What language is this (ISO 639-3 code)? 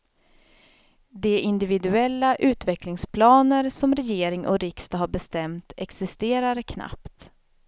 swe